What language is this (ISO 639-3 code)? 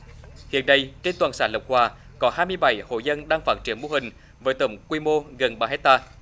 vie